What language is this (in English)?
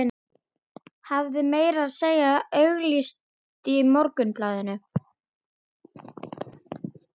Icelandic